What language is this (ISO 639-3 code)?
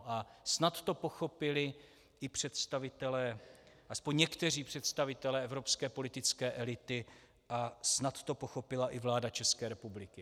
ces